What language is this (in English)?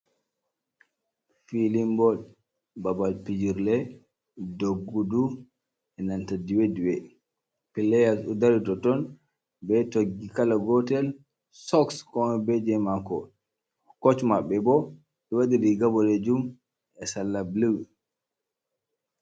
Fula